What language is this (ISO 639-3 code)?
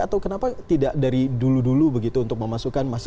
ind